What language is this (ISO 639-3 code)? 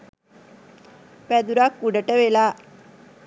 sin